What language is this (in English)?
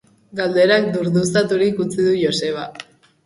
Basque